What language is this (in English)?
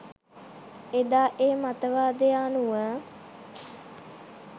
Sinhala